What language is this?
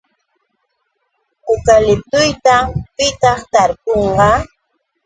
Yauyos Quechua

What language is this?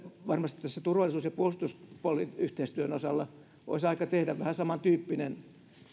Finnish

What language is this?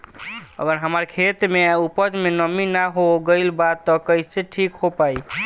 Bhojpuri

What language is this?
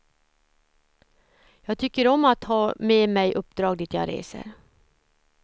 Swedish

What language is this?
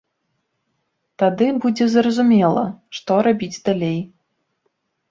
Belarusian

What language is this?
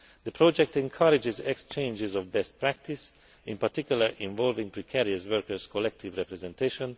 English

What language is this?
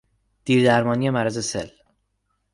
Persian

